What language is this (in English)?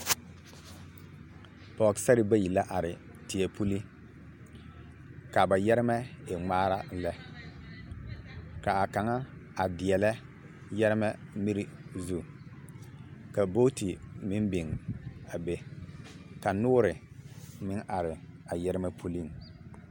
Southern Dagaare